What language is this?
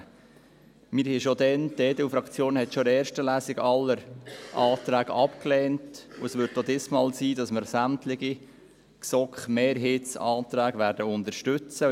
Swiss German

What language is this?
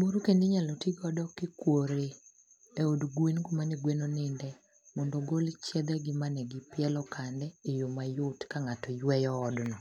Luo (Kenya and Tanzania)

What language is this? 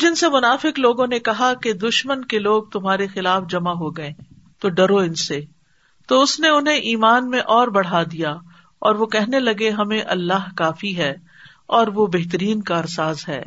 Urdu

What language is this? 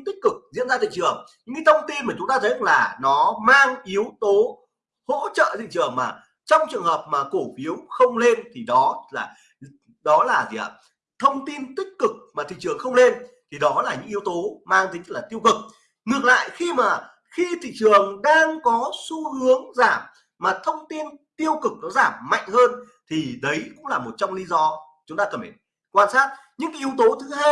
Vietnamese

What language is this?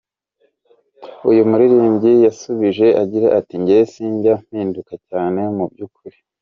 Kinyarwanda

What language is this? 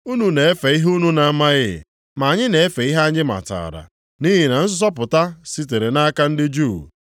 Igbo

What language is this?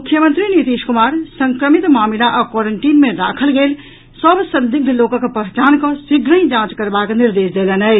Maithili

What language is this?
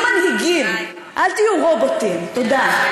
Hebrew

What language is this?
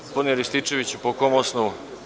Serbian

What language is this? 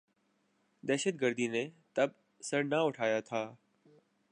Urdu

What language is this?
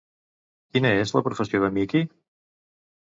Catalan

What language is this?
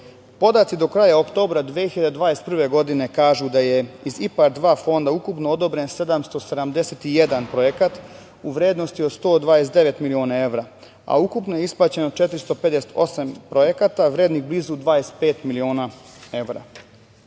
Serbian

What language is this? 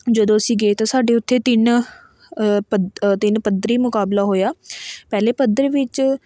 Punjabi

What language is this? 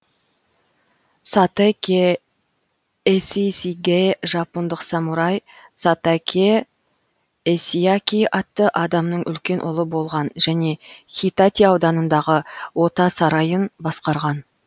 Kazakh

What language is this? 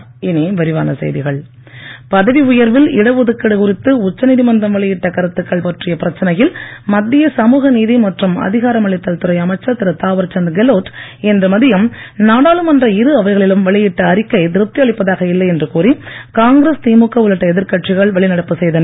Tamil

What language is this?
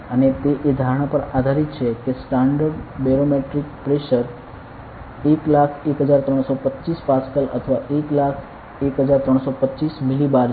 Gujarati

